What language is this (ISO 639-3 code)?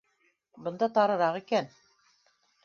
bak